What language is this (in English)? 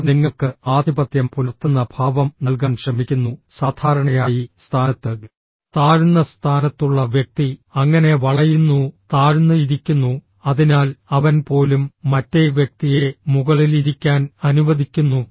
Malayalam